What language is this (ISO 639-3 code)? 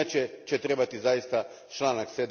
hrv